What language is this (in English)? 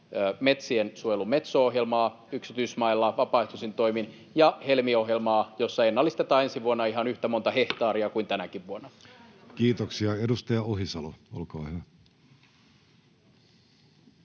Finnish